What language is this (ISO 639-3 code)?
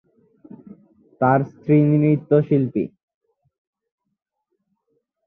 ben